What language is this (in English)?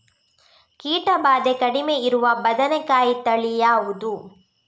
Kannada